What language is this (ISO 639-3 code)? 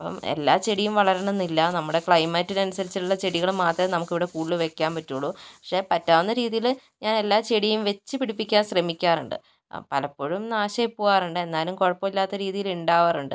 mal